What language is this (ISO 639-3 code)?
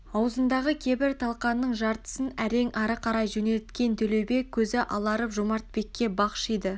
kaz